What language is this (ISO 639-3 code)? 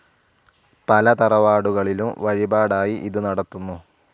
mal